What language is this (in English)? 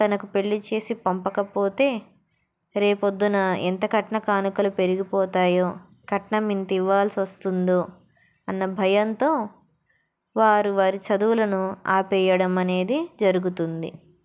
Telugu